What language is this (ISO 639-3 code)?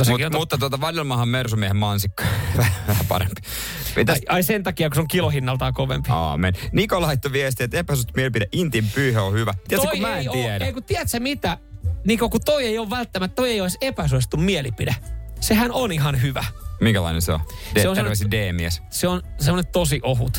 fin